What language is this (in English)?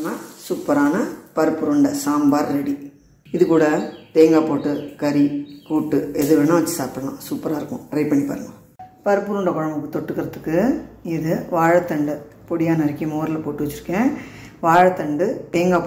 Tamil